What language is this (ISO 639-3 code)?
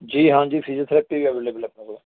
pan